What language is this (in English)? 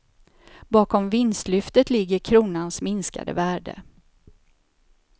Swedish